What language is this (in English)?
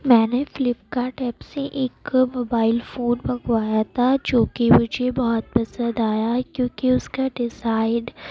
Urdu